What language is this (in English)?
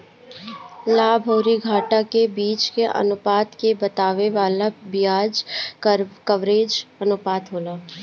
Bhojpuri